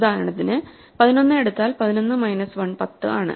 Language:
Malayalam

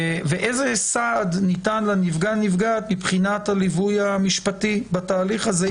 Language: Hebrew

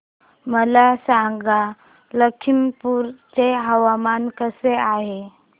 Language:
Marathi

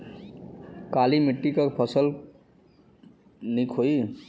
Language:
Bhojpuri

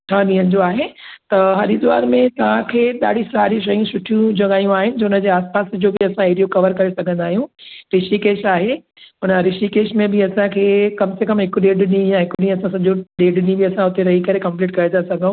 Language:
Sindhi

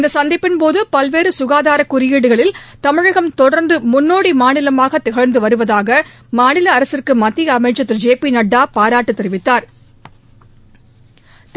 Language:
Tamil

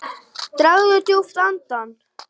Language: Icelandic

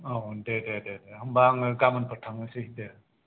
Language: Bodo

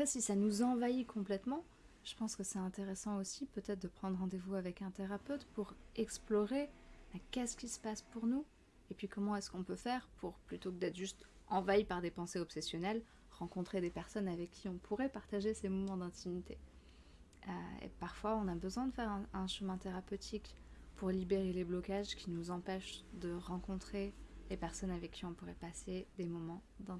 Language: French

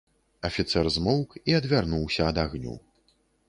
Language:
Belarusian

